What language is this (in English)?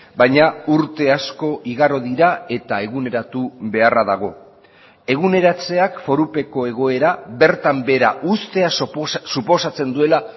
Basque